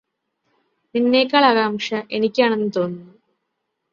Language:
Malayalam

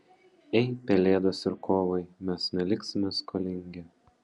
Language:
Lithuanian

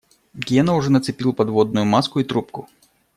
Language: Russian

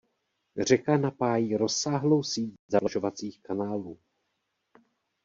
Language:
Czech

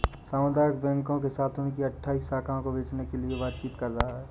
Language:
Hindi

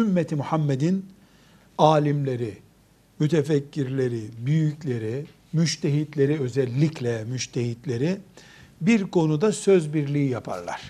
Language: Turkish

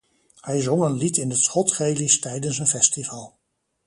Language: Dutch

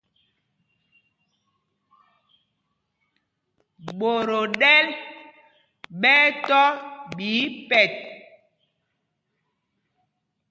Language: Mpumpong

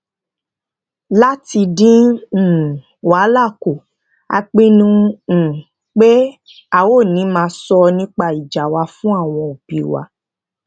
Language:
Yoruba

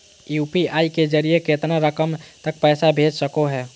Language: Magahi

